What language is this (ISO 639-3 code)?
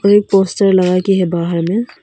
hin